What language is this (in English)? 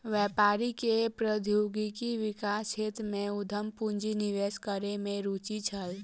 Maithili